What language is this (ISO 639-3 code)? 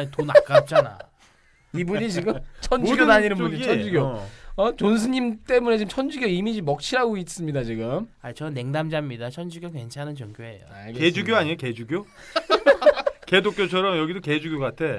kor